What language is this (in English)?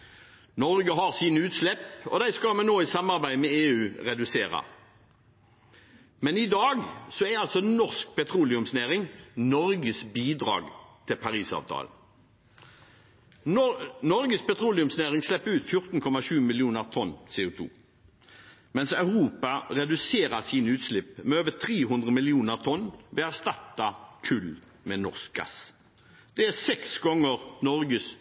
Norwegian Bokmål